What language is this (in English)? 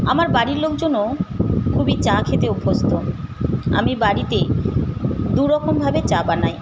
Bangla